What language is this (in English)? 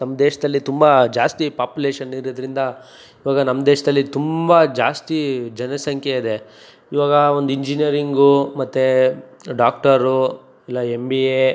Kannada